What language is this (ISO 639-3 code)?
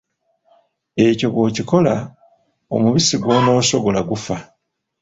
lug